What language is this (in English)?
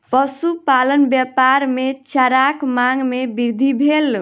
Maithili